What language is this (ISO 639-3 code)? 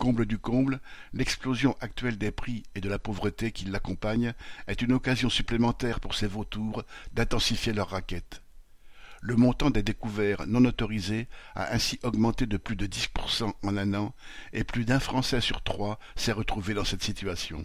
fra